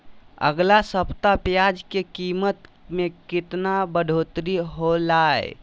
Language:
Magahi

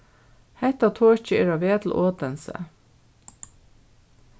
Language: Faroese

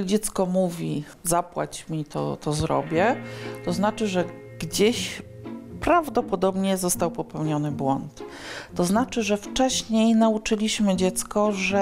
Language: Polish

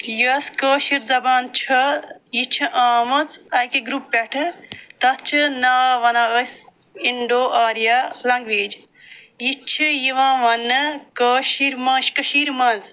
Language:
Kashmiri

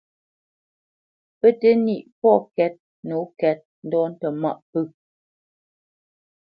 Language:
Bamenyam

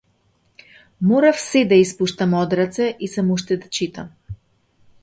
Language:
Macedonian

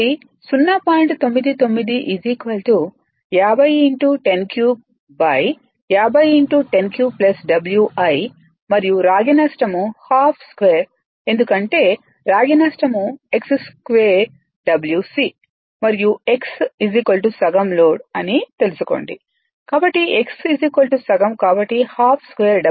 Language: Telugu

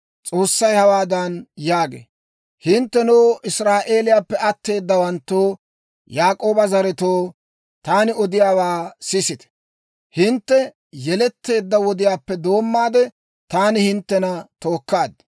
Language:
Dawro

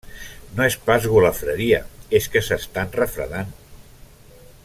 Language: Catalan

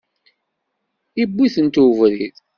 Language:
Kabyle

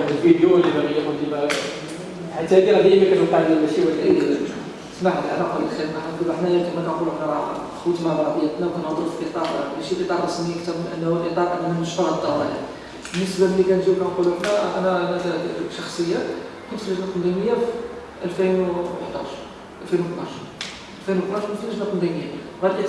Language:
Arabic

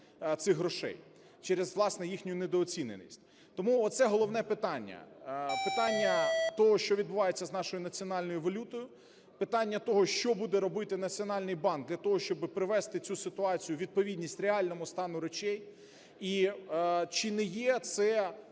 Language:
Ukrainian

